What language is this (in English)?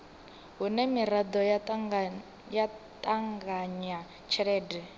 Venda